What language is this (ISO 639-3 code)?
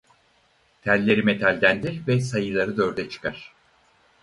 tur